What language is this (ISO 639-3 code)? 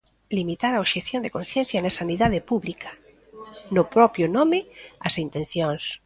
glg